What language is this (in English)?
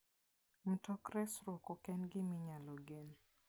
Luo (Kenya and Tanzania)